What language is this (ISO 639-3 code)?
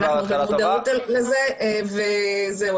heb